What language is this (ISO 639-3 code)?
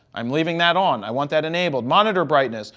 eng